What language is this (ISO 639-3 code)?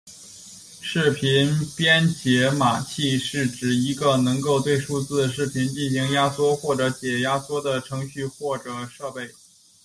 zho